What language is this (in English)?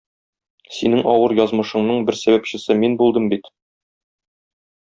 Tatar